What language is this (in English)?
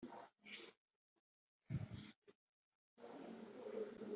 Kinyarwanda